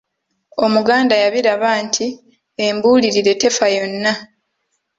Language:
Ganda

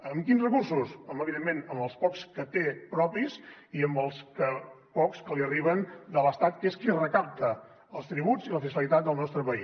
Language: Catalan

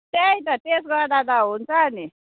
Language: Nepali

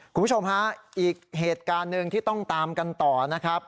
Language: Thai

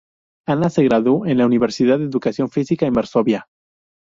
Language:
Spanish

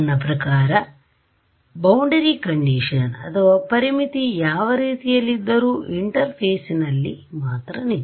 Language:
Kannada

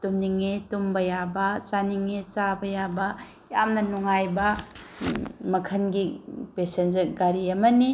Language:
Manipuri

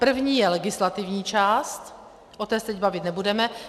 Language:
Czech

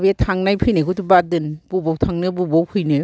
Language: Bodo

